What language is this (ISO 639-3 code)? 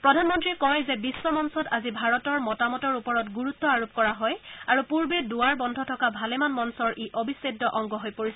asm